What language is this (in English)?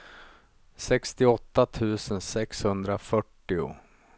Swedish